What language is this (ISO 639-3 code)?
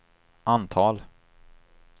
swe